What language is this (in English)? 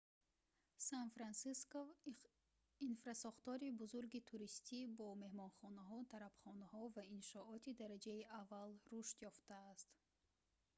Tajik